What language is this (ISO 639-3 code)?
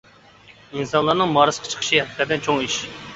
uig